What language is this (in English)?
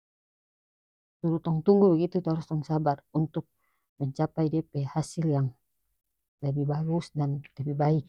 North Moluccan Malay